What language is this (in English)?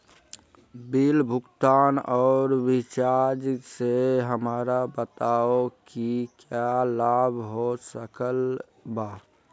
Magahi